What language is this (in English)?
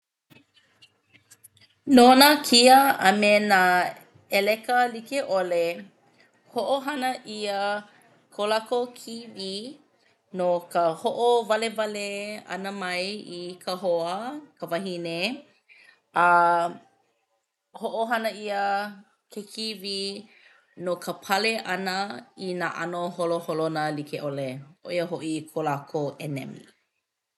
Hawaiian